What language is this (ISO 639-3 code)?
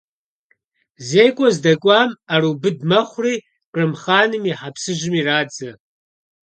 kbd